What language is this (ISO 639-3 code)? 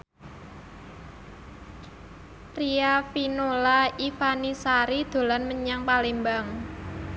jav